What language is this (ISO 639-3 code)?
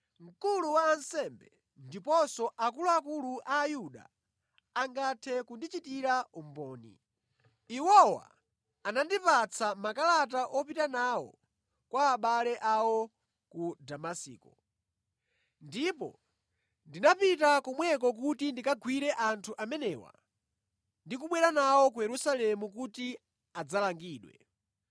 nya